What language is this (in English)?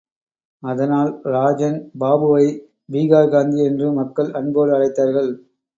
Tamil